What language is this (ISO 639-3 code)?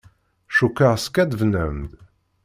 kab